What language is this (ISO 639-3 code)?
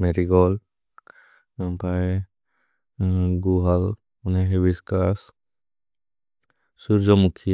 brx